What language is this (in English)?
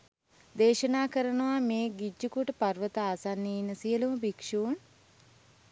Sinhala